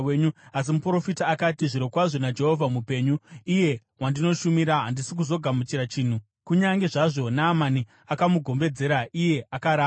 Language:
Shona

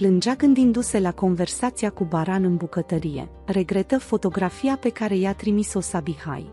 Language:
Romanian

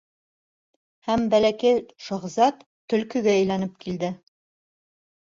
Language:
Bashkir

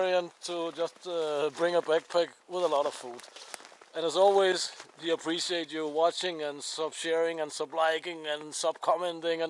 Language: Russian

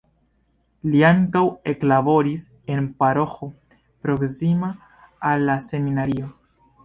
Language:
Esperanto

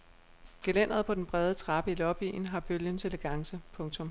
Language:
Danish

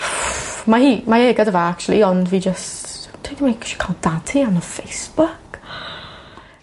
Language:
Welsh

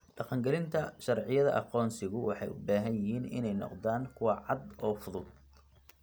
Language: Somali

